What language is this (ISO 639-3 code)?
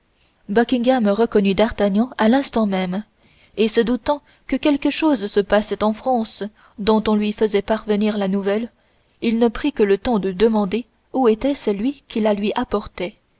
fra